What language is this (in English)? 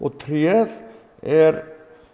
Icelandic